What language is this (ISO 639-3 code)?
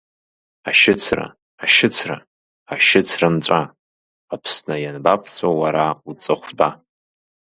abk